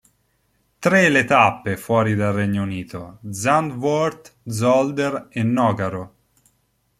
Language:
Italian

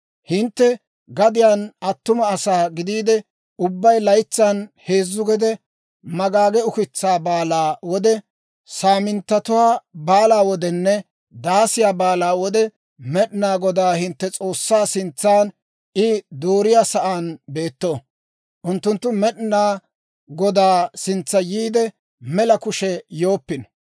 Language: Dawro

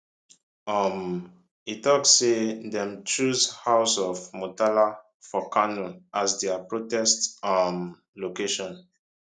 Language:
Nigerian Pidgin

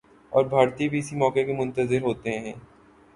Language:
Urdu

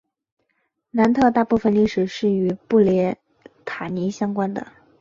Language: Chinese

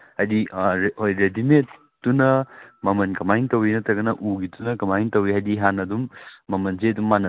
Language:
Manipuri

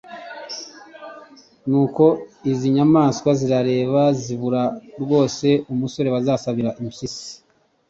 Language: Kinyarwanda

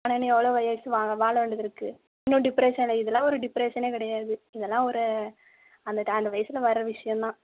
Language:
Tamil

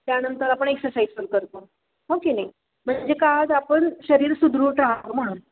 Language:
Marathi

